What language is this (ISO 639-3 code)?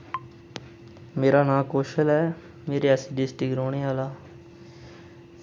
doi